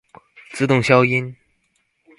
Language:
Chinese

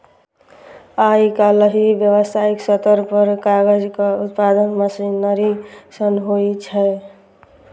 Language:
Maithili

